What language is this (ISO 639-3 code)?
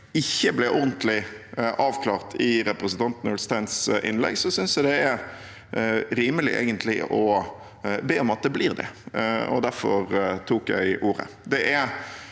nor